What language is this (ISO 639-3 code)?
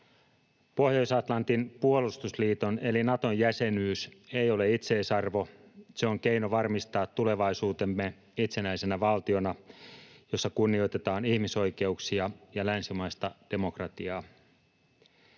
fin